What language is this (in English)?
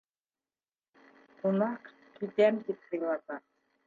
Bashkir